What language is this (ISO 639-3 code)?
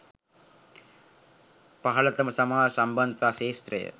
sin